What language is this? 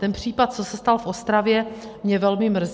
Czech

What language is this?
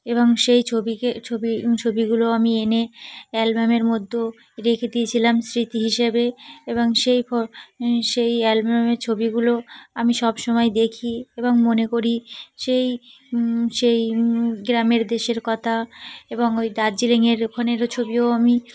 Bangla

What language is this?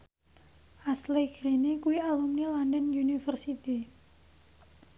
Javanese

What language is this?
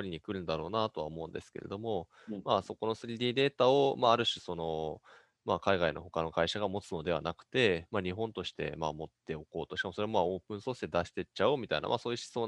Japanese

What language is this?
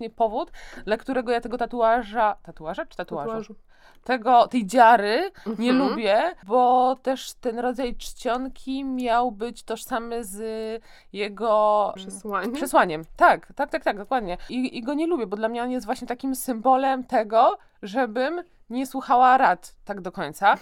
Polish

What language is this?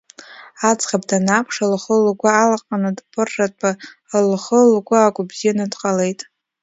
Abkhazian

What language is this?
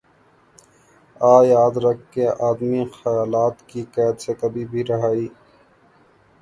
Urdu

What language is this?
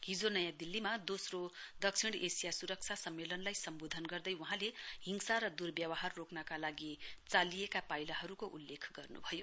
Nepali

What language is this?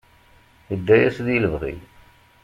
Kabyle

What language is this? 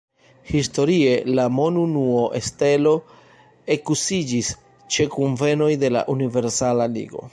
Esperanto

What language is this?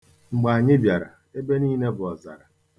Igbo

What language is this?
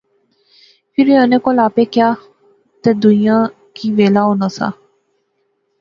Pahari-Potwari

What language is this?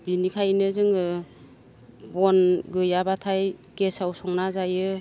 Bodo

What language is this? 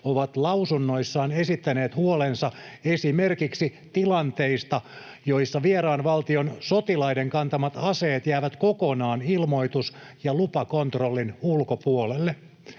Finnish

